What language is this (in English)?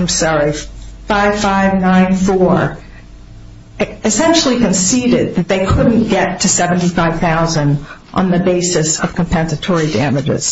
English